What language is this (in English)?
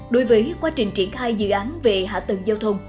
Vietnamese